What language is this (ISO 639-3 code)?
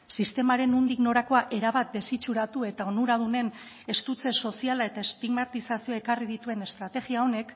eus